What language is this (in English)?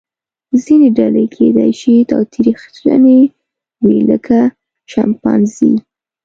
Pashto